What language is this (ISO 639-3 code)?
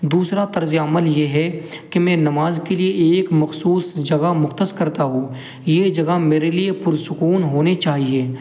urd